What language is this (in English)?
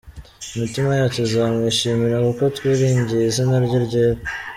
Kinyarwanda